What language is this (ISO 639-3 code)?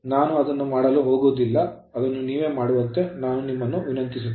kan